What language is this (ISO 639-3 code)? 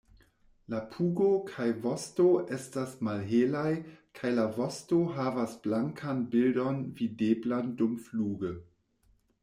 epo